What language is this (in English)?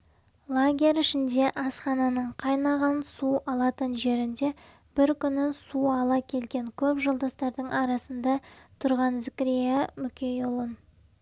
Kazakh